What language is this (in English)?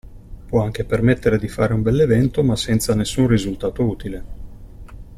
Italian